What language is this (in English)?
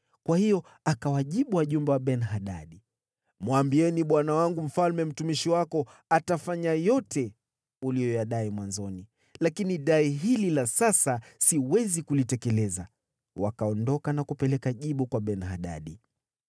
Swahili